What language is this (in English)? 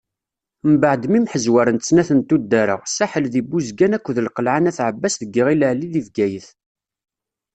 Kabyle